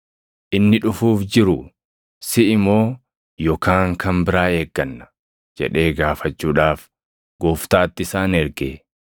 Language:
Oromo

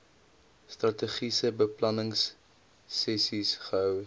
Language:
Afrikaans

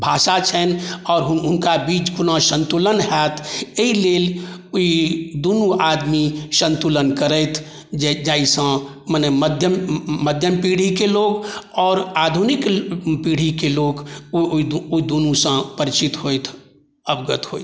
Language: Maithili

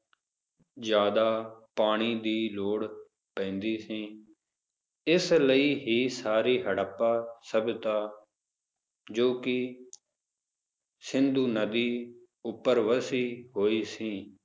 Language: Punjabi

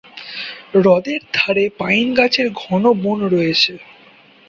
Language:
Bangla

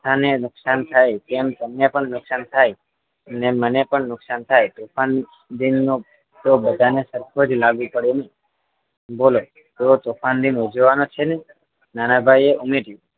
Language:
Gujarati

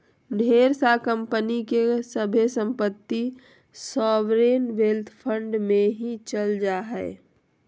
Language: Magahi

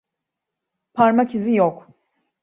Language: Turkish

